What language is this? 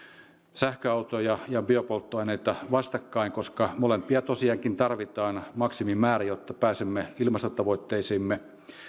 Finnish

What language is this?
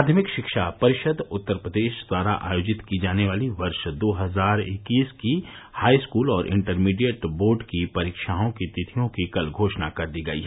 Hindi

